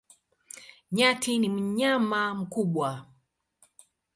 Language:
Swahili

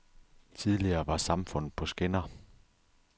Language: Danish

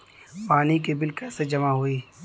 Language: Bhojpuri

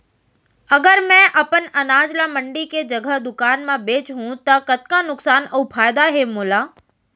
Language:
Chhattisgarhi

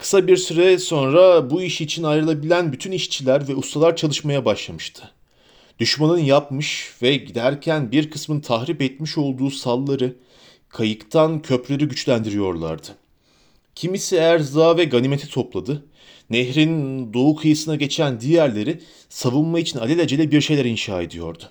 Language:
Turkish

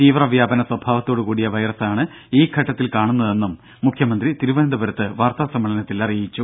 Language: Malayalam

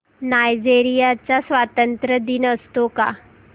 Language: Marathi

